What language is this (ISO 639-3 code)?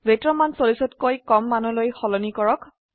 asm